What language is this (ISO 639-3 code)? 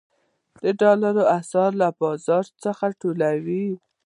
pus